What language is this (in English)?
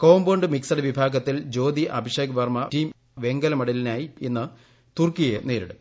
Malayalam